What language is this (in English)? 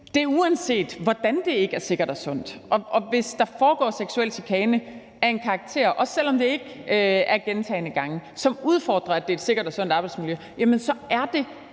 Danish